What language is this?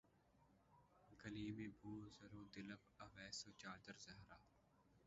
Urdu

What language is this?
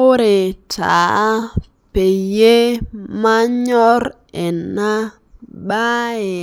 Masai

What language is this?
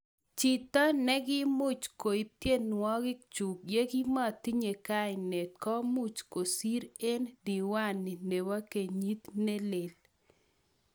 Kalenjin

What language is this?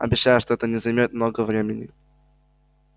Russian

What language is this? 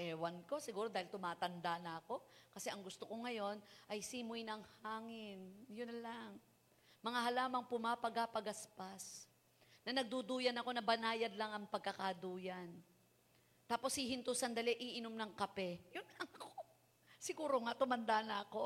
Filipino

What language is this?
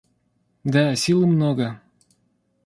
Russian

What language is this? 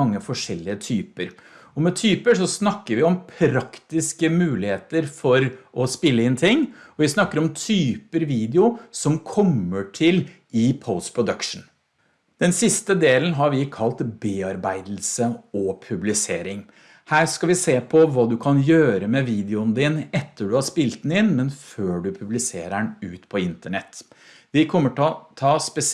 Norwegian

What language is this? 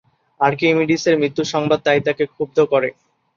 Bangla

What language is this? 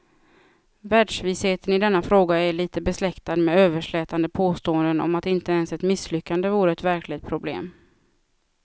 Swedish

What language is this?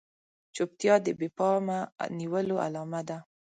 Pashto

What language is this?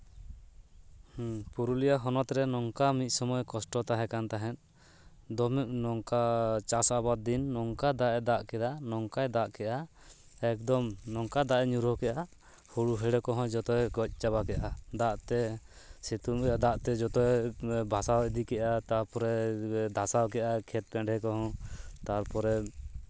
Santali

